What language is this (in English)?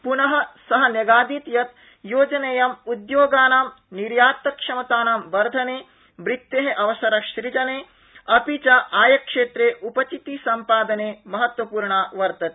Sanskrit